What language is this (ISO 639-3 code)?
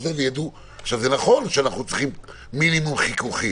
heb